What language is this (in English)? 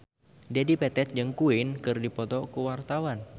Sundanese